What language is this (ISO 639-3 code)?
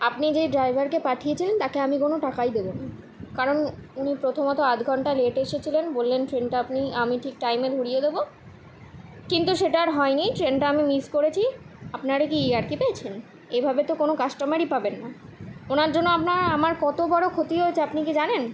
ben